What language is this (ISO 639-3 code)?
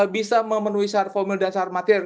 ind